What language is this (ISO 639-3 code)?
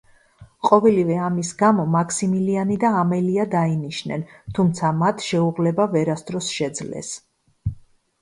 kat